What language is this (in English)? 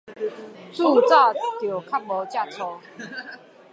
Min Nan Chinese